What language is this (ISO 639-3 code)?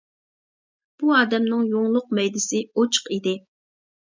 uig